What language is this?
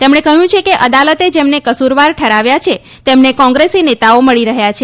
Gujarati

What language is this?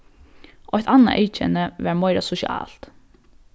Faroese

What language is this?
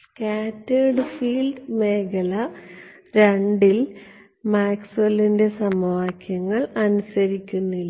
Malayalam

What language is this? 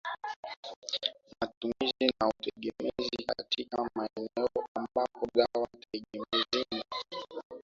Swahili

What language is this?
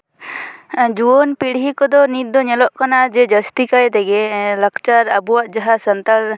Santali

